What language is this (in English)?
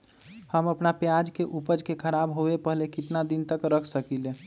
Magahi